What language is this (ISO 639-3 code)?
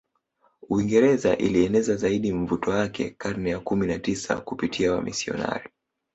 swa